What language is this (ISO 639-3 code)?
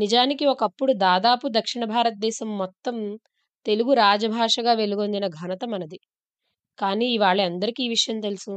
tel